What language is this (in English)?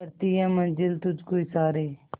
Hindi